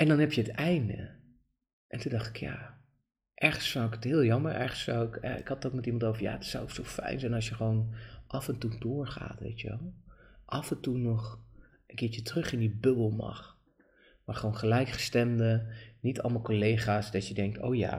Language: Dutch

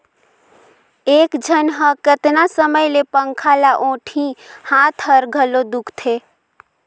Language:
Chhattisgarhi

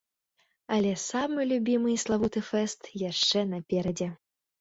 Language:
Belarusian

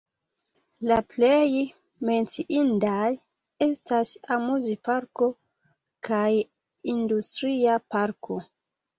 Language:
Esperanto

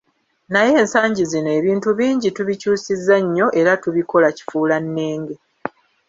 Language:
Ganda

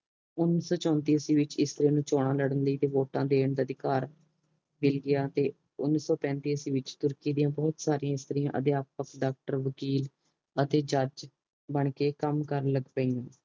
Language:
Punjabi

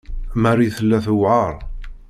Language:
Kabyle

